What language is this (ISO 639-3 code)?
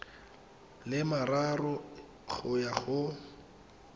tsn